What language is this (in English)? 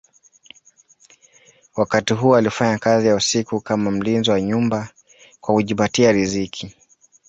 Swahili